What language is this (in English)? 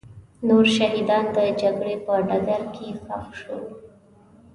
Pashto